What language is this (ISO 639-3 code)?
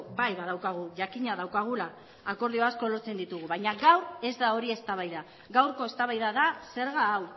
eus